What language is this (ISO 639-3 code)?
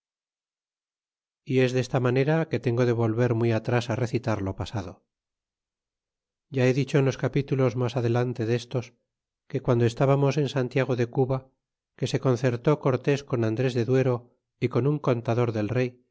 spa